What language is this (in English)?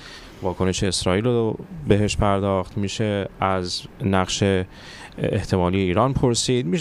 Persian